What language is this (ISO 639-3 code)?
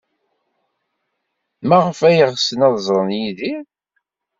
kab